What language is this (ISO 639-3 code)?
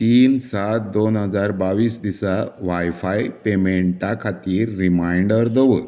kok